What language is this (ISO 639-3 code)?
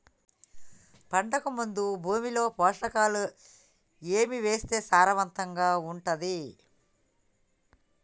tel